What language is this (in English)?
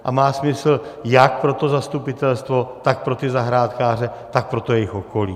Czech